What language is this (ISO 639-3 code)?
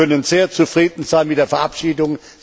deu